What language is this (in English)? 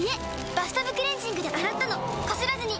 Japanese